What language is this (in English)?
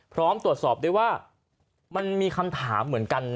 Thai